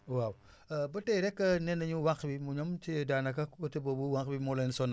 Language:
Wolof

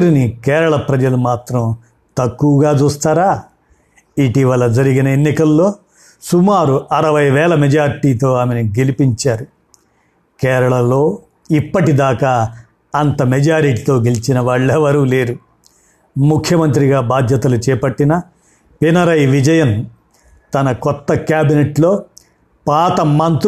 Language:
Telugu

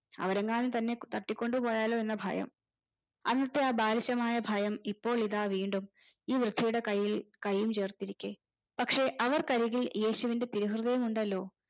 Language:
Malayalam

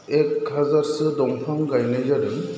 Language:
Bodo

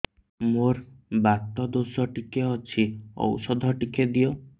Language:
Odia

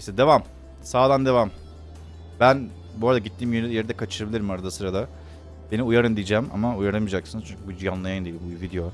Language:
Turkish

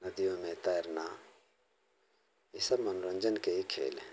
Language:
Hindi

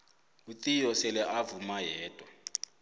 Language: South Ndebele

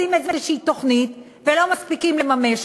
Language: Hebrew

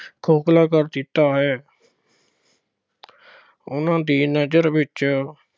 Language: Punjabi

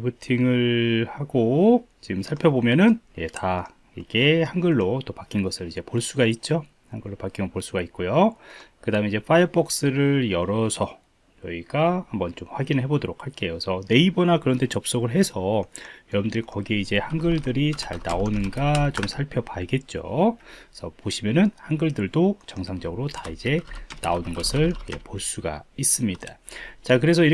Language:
Korean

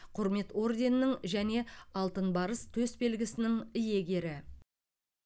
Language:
Kazakh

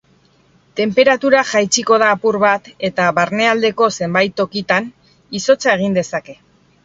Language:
Basque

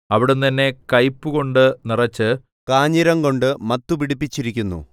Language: Malayalam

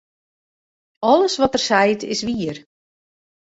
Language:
Western Frisian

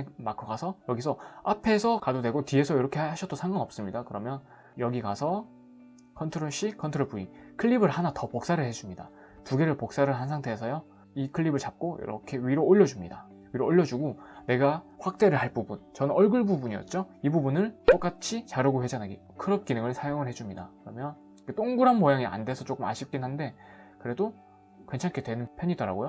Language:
Korean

